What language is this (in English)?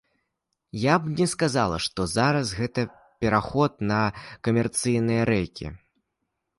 Belarusian